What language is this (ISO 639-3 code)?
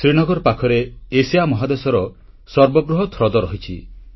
ori